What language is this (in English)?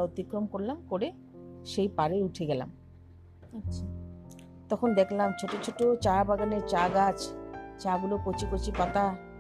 Bangla